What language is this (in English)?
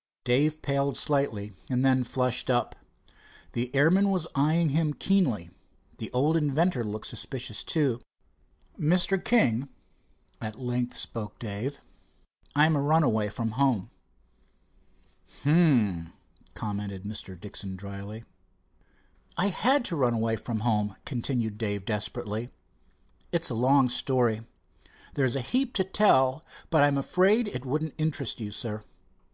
English